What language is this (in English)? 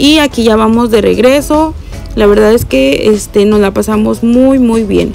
Spanish